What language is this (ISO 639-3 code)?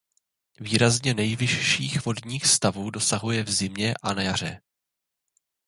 ces